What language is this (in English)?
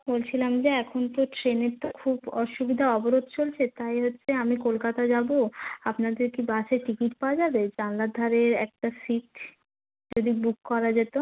Bangla